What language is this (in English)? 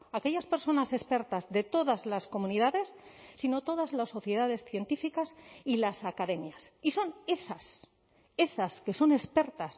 Spanish